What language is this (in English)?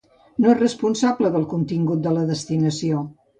Catalan